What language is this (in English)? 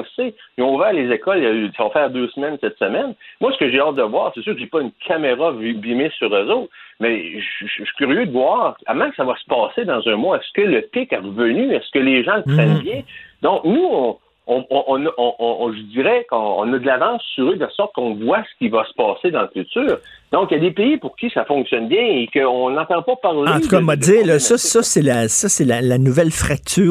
French